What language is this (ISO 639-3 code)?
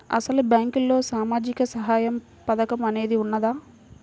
tel